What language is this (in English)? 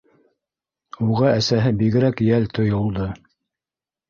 Bashkir